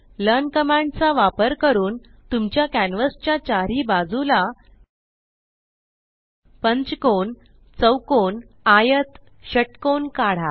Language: Marathi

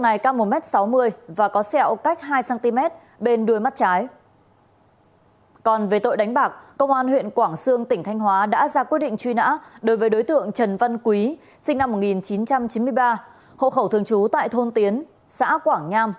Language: Vietnamese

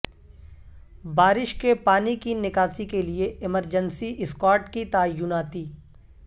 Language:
Urdu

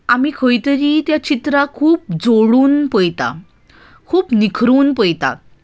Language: Konkani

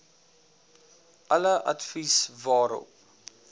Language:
Afrikaans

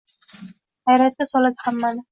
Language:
Uzbek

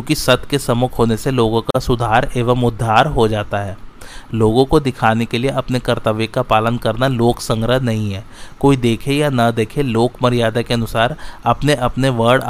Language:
Hindi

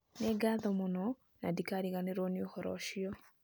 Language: Kikuyu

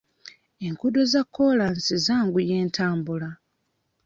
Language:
Ganda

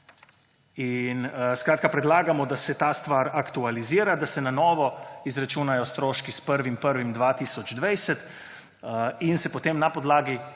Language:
Slovenian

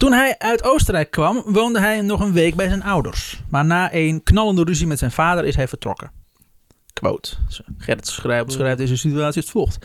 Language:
Dutch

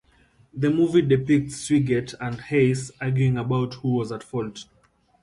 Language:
English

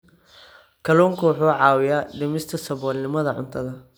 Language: Somali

